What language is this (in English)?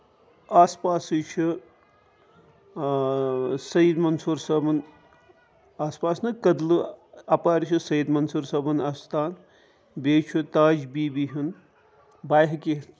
Kashmiri